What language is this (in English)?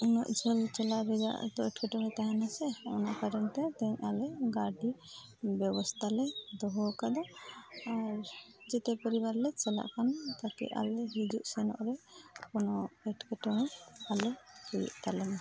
Santali